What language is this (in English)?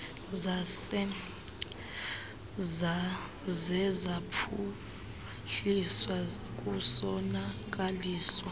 Xhosa